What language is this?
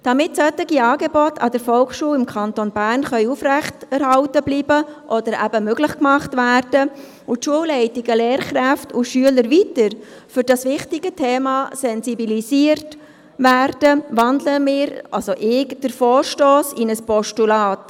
Swiss German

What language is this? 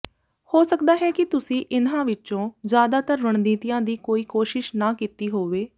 Punjabi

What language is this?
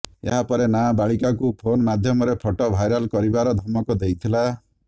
Odia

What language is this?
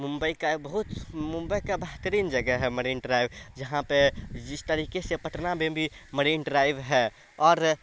Urdu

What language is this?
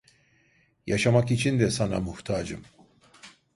Turkish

